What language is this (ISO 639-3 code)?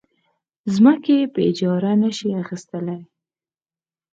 pus